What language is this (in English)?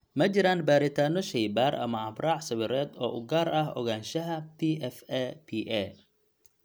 Somali